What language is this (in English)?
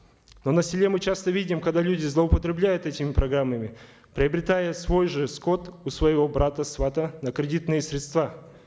Kazakh